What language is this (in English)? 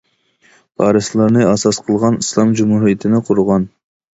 Uyghur